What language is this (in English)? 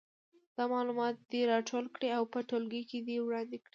Pashto